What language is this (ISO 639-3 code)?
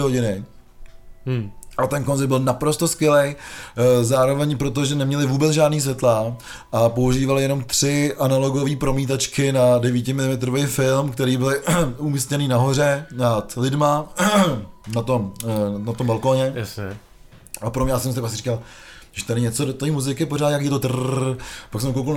ces